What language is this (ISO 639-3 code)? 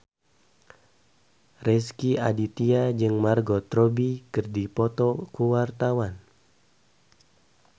sun